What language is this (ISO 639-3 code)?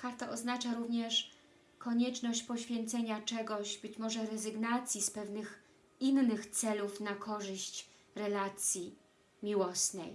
pol